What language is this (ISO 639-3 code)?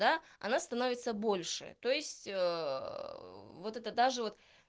rus